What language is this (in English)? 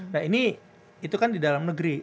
Indonesian